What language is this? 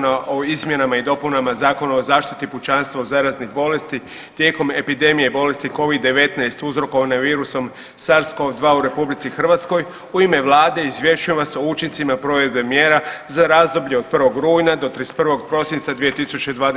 Croatian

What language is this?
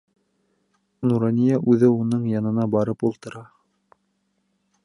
Bashkir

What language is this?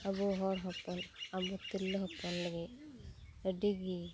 Santali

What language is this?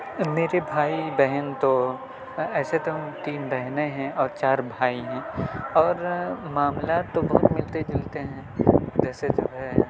Urdu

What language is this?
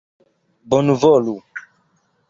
Esperanto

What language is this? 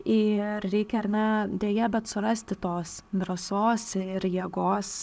Lithuanian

